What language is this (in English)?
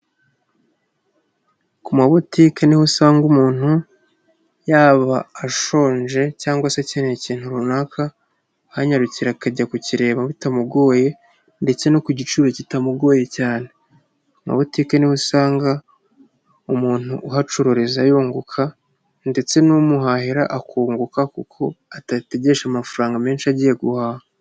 Kinyarwanda